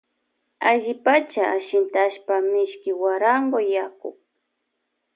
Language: Loja Highland Quichua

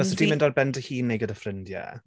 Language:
Welsh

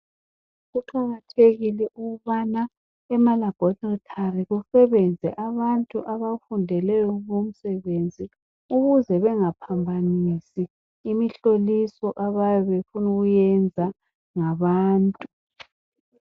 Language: North Ndebele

